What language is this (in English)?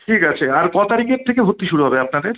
Bangla